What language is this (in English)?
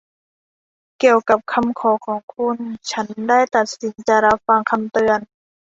Thai